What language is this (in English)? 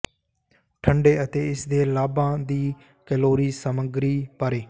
Punjabi